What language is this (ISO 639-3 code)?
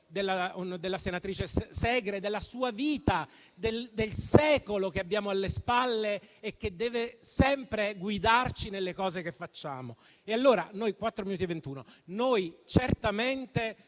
ita